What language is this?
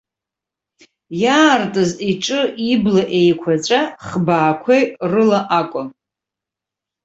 Abkhazian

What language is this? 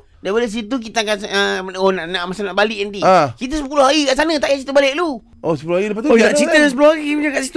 Malay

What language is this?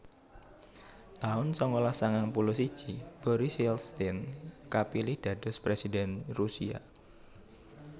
Javanese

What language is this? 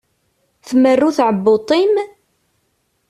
Kabyle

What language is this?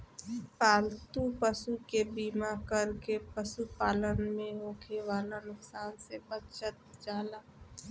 Bhojpuri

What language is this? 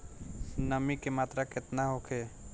Bhojpuri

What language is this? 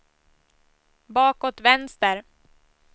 Swedish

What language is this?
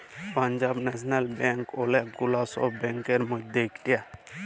Bangla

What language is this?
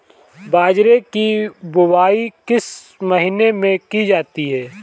Hindi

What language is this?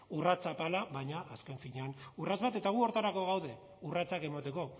Basque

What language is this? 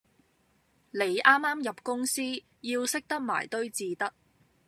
Cantonese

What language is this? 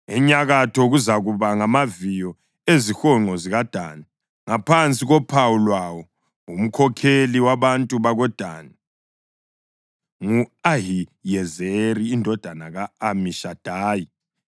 North Ndebele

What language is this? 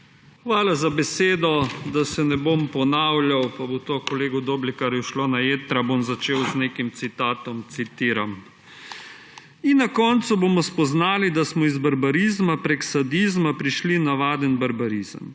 Slovenian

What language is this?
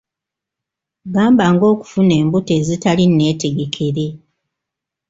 Ganda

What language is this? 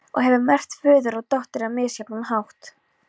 Icelandic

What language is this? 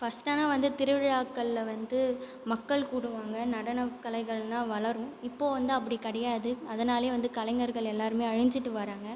Tamil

